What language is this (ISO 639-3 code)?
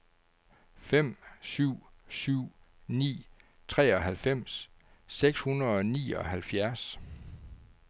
dan